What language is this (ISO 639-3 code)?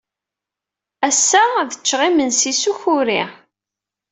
kab